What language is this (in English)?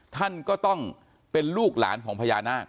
Thai